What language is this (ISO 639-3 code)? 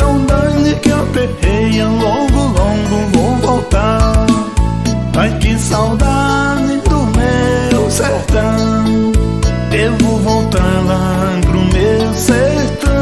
por